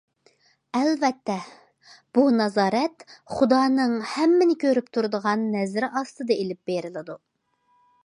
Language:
Uyghur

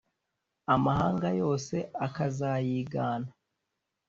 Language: Kinyarwanda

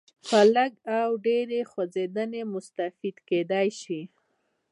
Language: Pashto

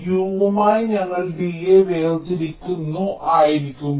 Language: Malayalam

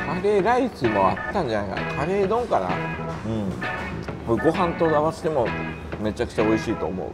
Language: Japanese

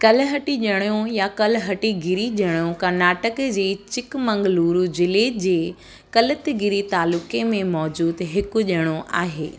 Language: Sindhi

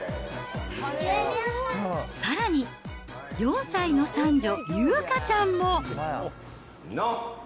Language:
Japanese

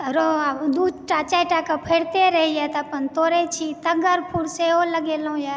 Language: Maithili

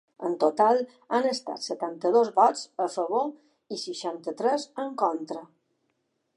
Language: Catalan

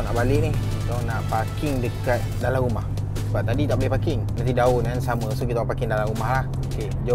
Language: Malay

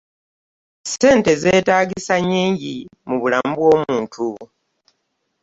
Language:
Ganda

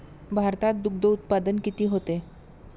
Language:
Marathi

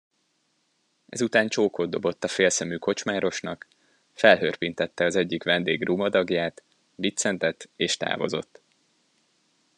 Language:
Hungarian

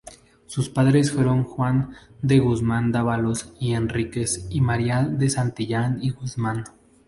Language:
Spanish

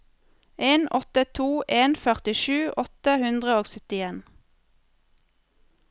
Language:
Norwegian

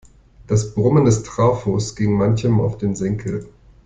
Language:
German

